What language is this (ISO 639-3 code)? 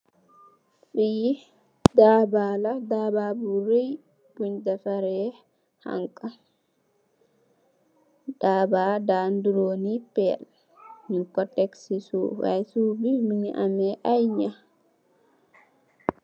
wol